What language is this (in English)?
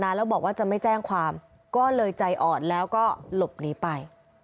Thai